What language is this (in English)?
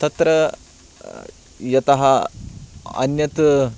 Sanskrit